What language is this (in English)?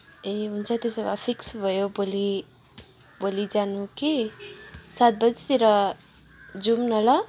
Nepali